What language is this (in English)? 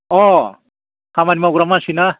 Bodo